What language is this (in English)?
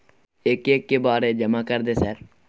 Maithili